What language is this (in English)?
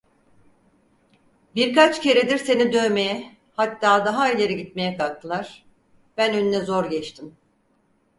Turkish